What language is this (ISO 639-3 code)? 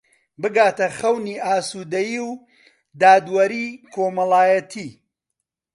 ckb